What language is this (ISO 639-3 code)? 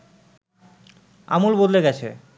ben